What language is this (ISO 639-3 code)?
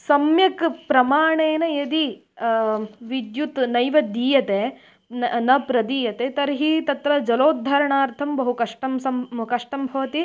san